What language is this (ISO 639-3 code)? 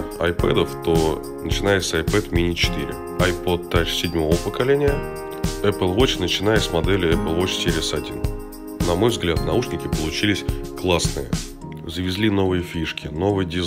rus